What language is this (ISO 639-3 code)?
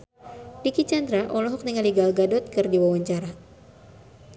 sun